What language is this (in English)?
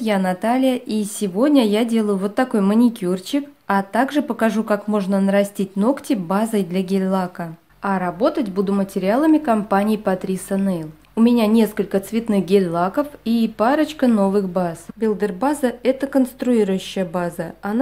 Russian